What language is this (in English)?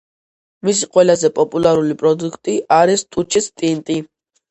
Georgian